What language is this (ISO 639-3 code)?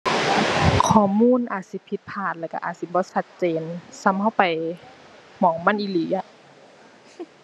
tha